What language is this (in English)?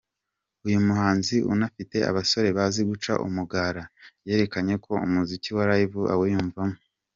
Kinyarwanda